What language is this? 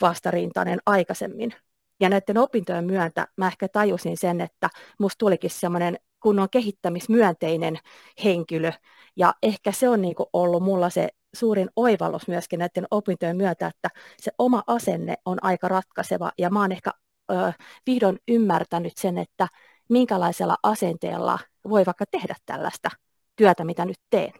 Finnish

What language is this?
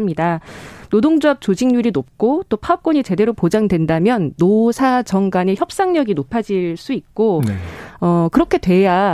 Korean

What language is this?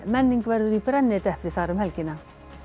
Icelandic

